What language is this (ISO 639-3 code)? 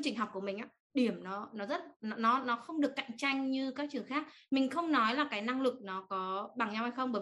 vie